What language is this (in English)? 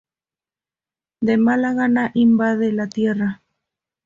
Spanish